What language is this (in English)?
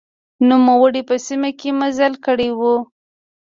Pashto